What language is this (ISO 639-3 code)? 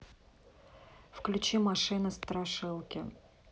rus